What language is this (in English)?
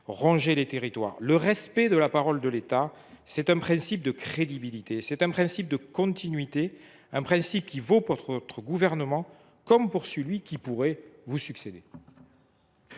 French